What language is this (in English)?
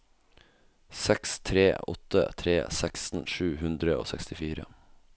Norwegian